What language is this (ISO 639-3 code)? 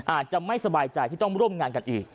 tha